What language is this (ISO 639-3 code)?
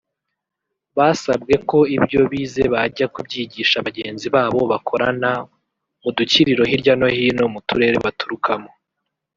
kin